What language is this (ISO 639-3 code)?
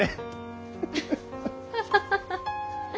jpn